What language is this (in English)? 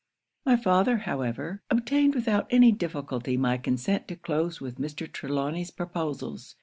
English